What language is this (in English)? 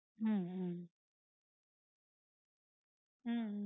Tamil